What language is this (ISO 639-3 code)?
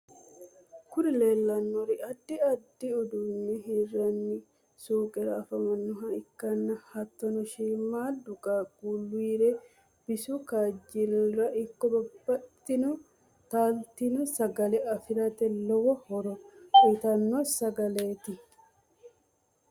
sid